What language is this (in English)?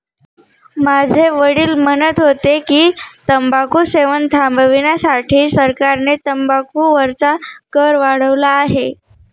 Marathi